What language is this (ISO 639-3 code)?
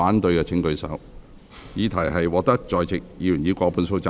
yue